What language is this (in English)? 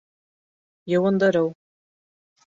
Bashkir